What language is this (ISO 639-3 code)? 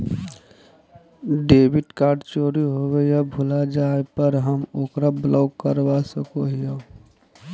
mag